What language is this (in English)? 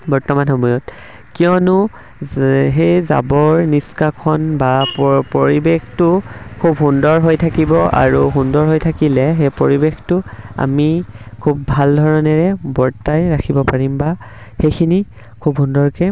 Assamese